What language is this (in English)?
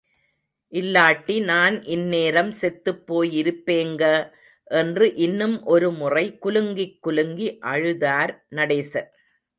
Tamil